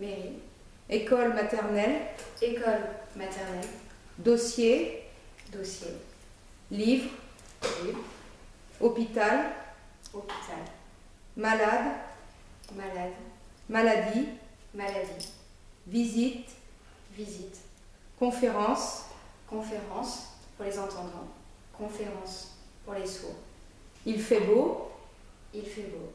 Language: French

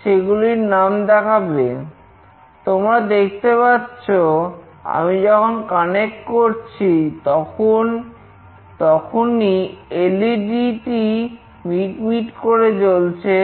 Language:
Bangla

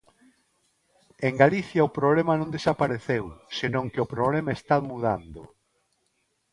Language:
Galician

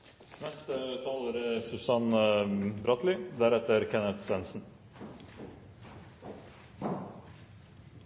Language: Norwegian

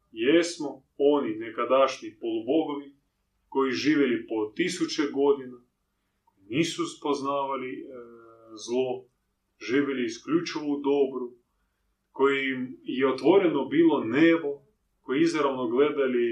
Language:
Croatian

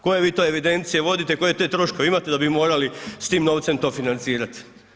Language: Croatian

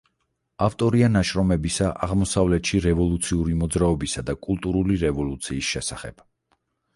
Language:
Georgian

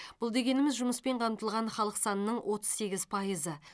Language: Kazakh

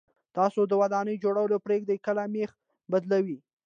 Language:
Pashto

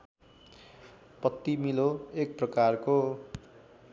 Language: Nepali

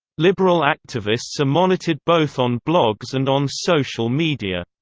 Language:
English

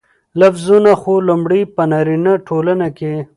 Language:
Pashto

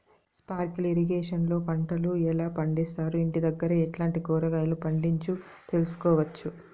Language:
Telugu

